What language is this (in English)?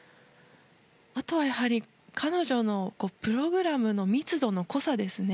Japanese